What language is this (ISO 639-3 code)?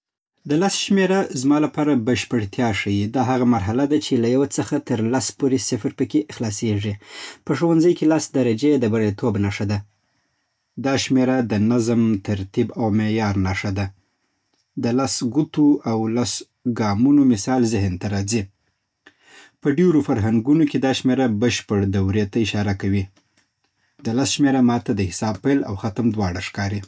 pbt